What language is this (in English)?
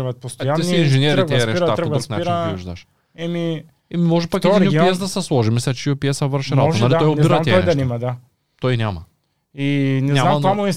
Bulgarian